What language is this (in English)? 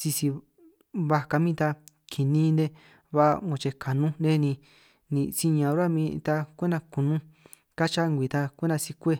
San Martín Itunyoso Triqui